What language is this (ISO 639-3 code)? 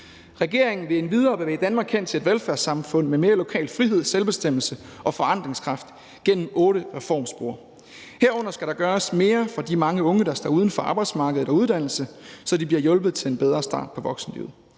dan